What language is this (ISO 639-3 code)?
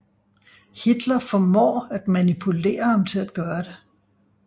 dan